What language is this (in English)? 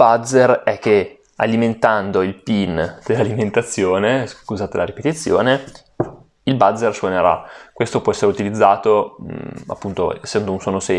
Italian